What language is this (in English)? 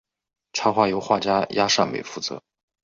Chinese